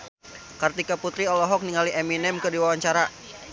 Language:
Sundanese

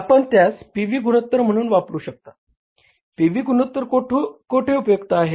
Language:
Marathi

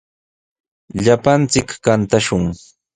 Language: Sihuas Ancash Quechua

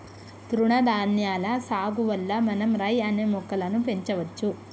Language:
Telugu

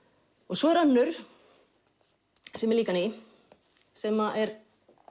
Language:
Icelandic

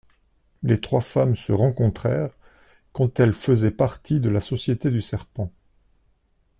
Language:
French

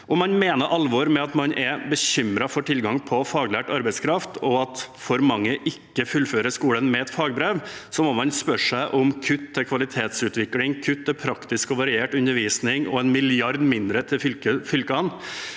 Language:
Norwegian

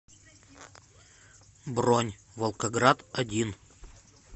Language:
Russian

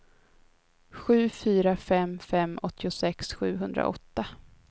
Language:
Swedish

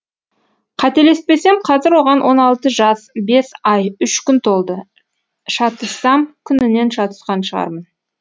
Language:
Kazakh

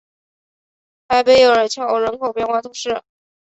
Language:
Chinese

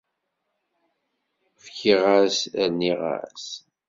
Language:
Kabyle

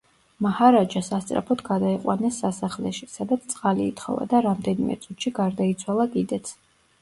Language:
Georgian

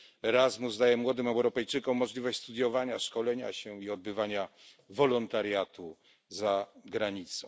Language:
Polish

